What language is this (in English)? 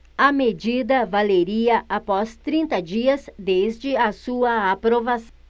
Portuguese